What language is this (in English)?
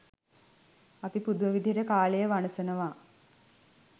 Sinhala